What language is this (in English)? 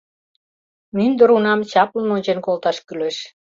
Mari